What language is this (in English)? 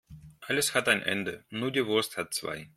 German